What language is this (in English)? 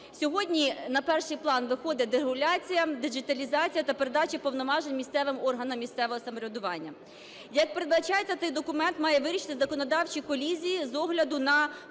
Ukrainian